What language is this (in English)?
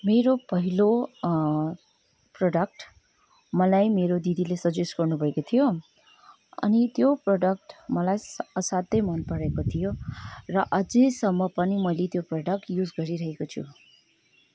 Nepali